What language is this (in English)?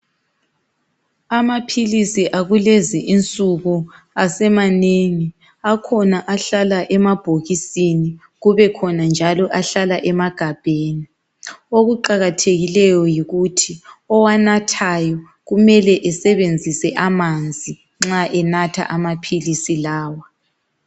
North Ndebele